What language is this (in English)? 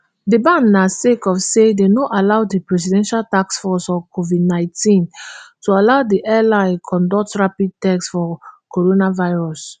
Nigerian Pidgin